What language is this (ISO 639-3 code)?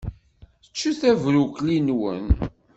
kab